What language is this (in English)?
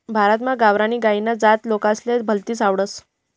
Marathi